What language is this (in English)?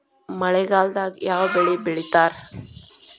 Kannada